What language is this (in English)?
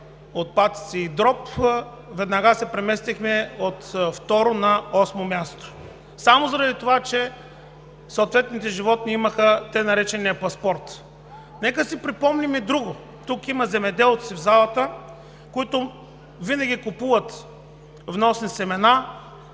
Bulgarian